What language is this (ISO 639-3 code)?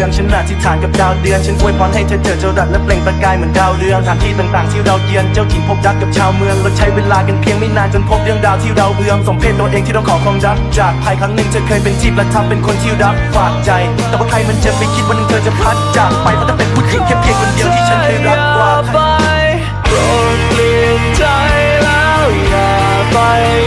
tha